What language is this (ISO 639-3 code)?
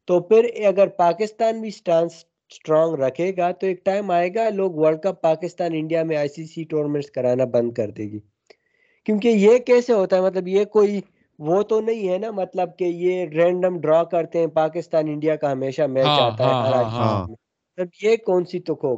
urd